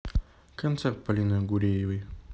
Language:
Russian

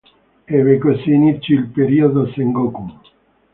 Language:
Italian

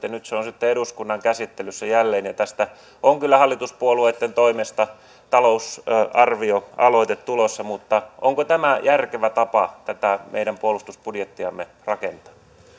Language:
Finnish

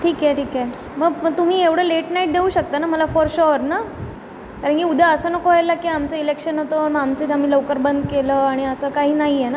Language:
Marathi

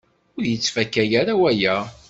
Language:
Kabyle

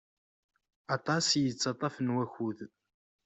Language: Kabyle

